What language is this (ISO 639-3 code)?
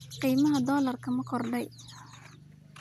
som